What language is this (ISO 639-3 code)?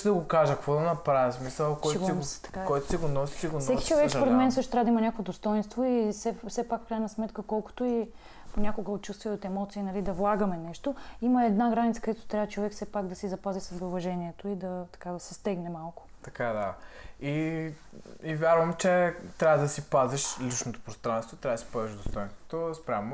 bul